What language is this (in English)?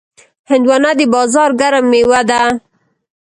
Pashto